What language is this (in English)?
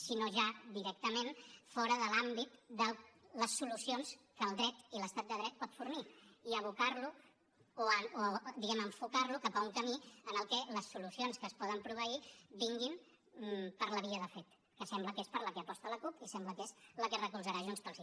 Catalan